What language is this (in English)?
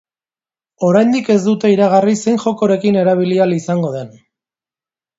Basque